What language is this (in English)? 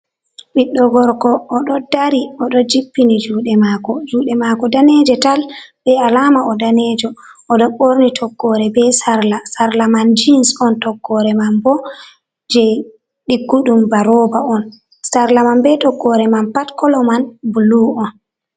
Fula